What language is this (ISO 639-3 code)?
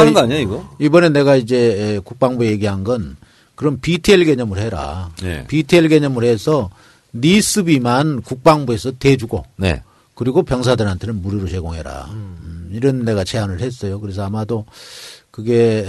kor